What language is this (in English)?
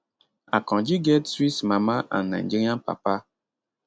Nigerian Pidgin